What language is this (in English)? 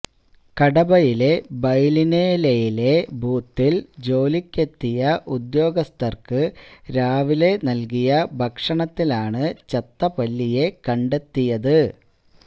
Malayalam